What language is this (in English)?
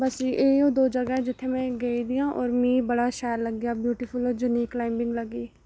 Dogri